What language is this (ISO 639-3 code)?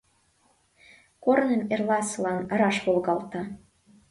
chm